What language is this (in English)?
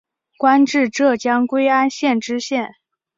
Chinese